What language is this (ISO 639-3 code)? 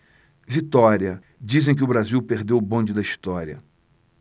por